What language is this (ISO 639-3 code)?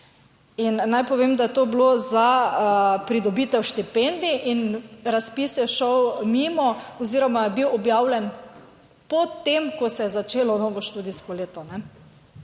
slv